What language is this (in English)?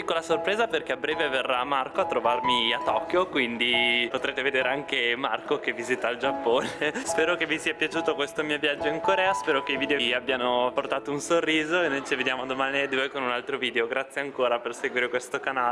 Italian